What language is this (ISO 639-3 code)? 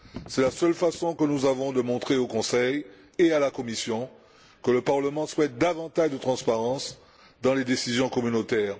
fra